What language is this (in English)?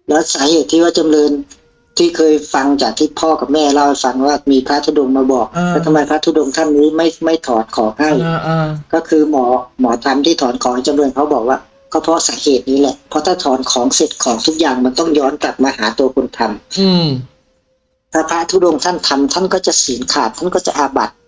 Thai